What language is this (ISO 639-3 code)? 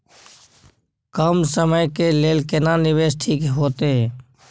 mai